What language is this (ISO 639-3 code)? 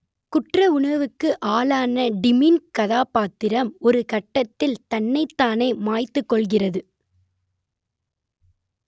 tam